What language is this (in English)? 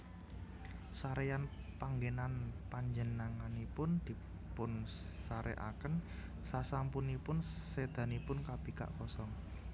Javanese